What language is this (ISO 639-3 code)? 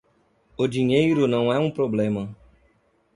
por